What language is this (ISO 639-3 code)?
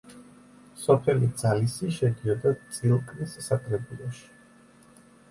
kat